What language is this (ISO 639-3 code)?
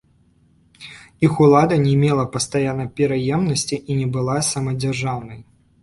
bel